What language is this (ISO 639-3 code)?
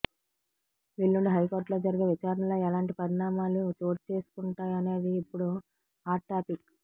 tel